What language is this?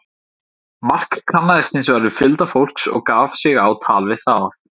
Icelandic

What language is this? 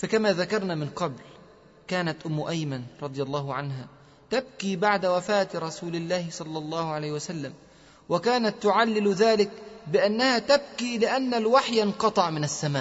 Arabic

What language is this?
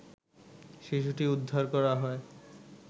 Bangla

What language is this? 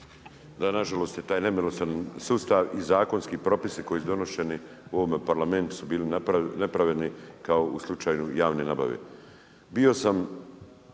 Croatian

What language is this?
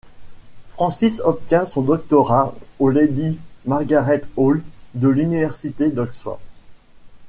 French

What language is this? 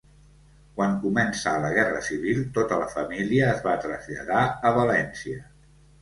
Catalan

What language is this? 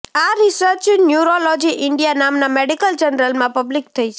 Gujarati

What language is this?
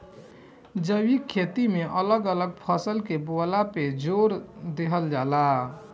Bhojpuri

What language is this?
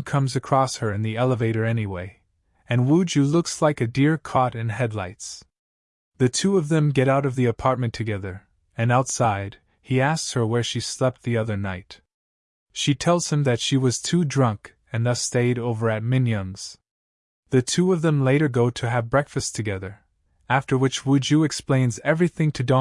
English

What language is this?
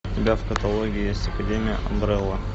Russian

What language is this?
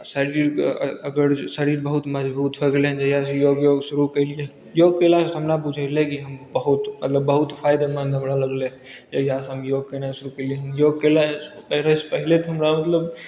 Maithili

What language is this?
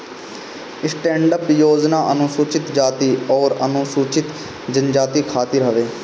Bhojpuri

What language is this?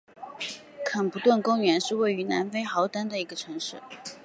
Chinese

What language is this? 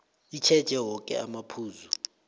South Ndebele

